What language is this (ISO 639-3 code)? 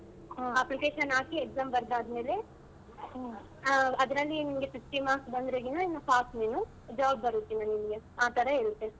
kan